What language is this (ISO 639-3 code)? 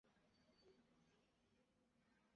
zho